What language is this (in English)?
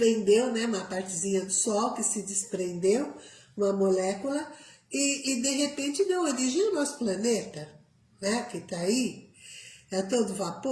Portuguese